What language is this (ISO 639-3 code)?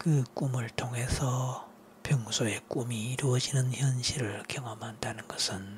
kor